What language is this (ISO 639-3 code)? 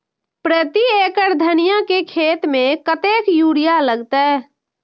mai